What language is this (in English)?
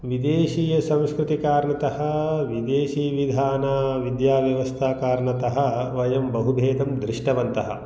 Sanskrit